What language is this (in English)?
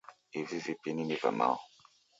Taita